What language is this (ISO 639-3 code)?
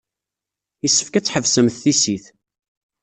kab